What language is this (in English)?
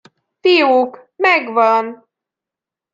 Hungarian